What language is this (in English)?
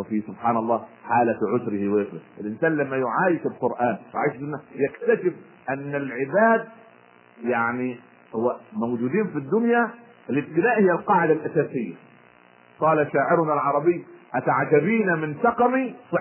Arabic